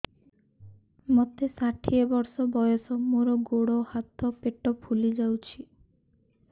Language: Odia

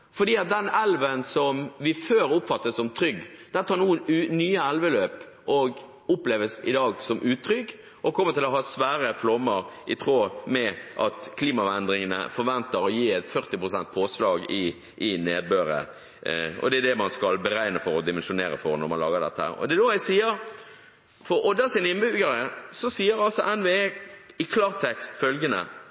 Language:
Norwegian Bokmål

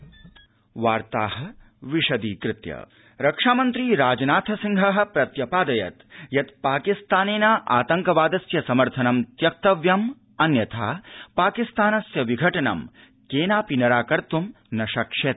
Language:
Sanskrit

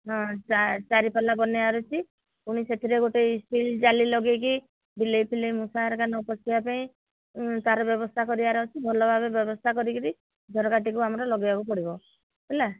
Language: Odia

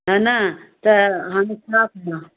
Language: Sindhi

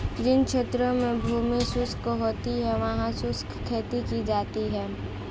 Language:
Hindi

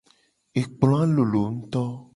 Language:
Gen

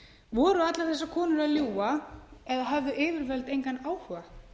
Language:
Icelandic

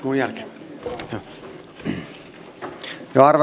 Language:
Finnish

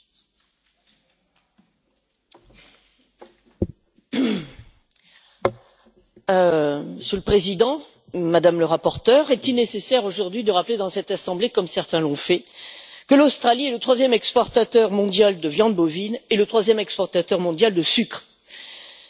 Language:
French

